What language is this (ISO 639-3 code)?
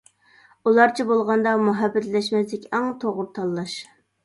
uig